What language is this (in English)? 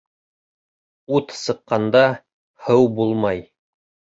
Bashkir